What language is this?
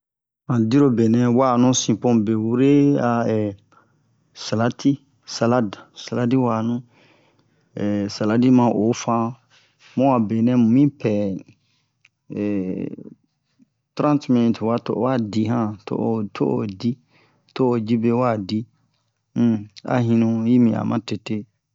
Bomu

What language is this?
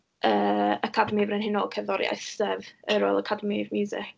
Welsh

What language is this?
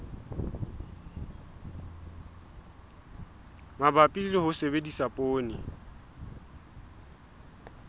Southern Sotho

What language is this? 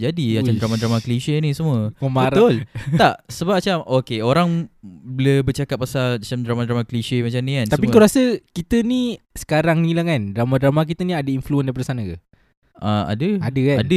Malay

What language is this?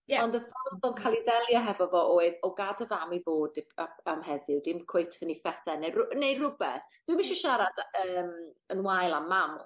Welsh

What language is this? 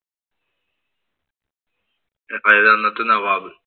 Malayalam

